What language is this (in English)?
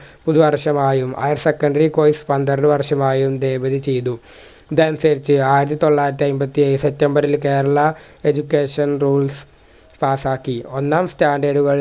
Malayalam